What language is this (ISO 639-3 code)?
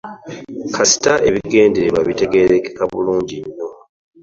lug